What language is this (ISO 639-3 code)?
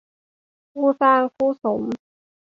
tha